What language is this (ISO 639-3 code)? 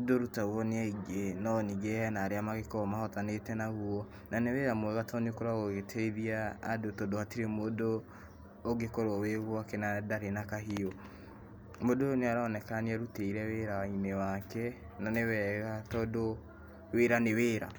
kik